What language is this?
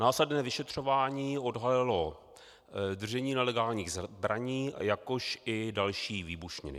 Czech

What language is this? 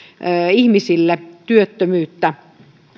Finnish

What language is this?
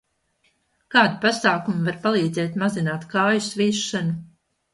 Latvian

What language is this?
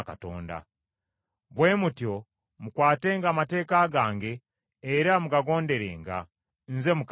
Ganda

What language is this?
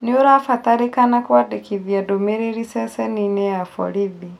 Kikuyu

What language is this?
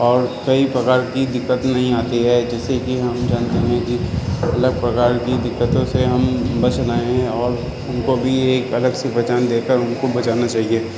Urdu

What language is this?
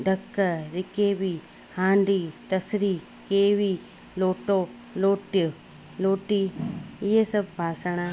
Sindhi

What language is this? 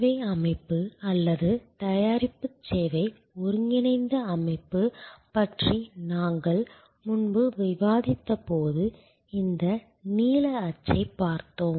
Tamil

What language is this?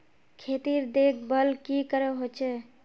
Magahi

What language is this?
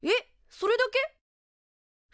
Japanese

